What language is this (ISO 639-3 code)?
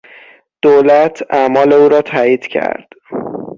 fas